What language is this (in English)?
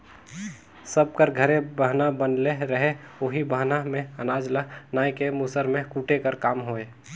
Chhattisgarhi